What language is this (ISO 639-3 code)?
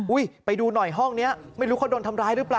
tha